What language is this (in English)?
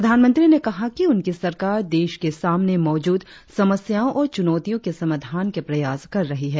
Hindi